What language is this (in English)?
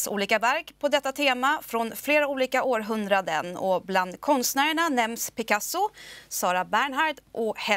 Swedish